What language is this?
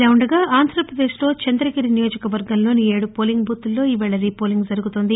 Telugu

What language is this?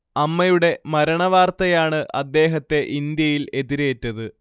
Malayalam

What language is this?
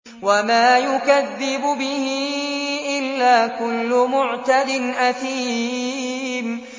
Arabic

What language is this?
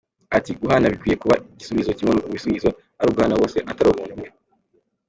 Kinyarwanda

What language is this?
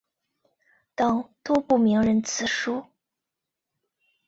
Chinese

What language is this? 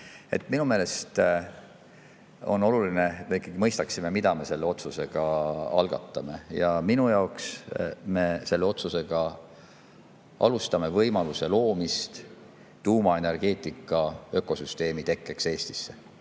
Estonian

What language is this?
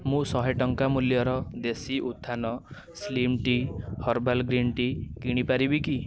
Odia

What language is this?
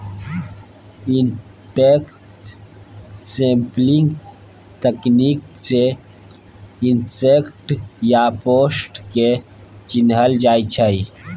Maithili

